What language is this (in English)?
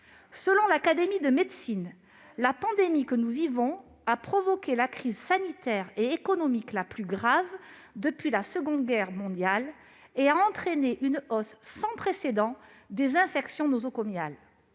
French